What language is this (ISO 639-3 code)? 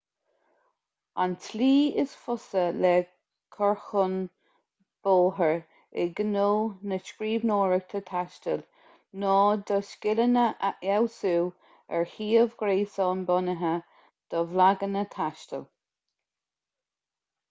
gle